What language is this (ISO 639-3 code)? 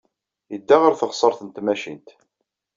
kab